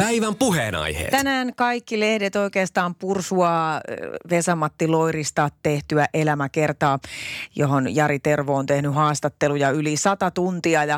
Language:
Finnish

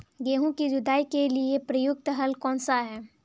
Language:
Hindi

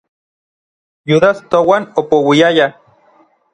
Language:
Orizaba Nahuatl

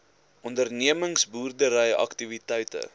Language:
Afrikaans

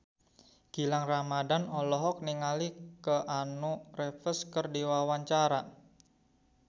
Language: Sundanese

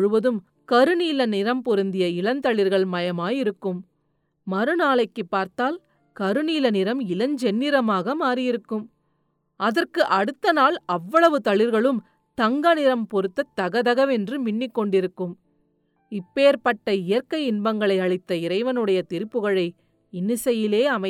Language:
Tamil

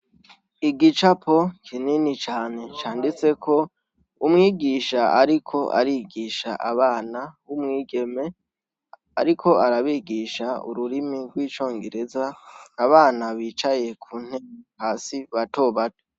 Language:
Rundi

